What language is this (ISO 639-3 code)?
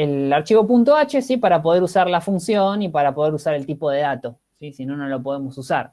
spa